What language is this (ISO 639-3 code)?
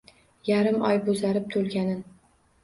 uzb